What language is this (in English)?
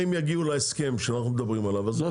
Hebrew